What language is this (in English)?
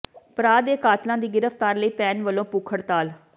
Punjabi